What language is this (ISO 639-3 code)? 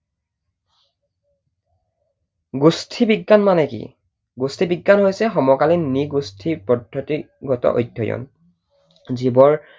asm